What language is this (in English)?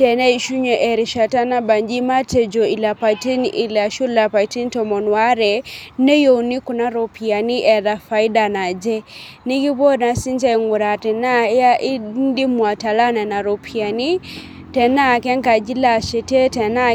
Masai